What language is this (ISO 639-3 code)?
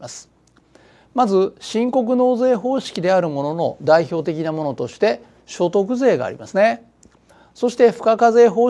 jpn